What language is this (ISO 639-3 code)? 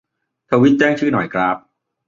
tha